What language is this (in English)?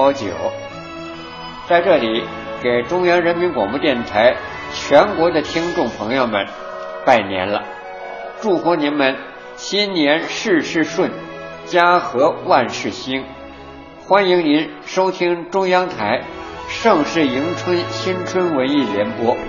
Chinese